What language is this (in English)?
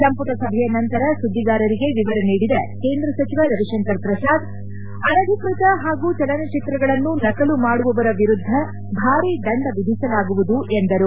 Kannada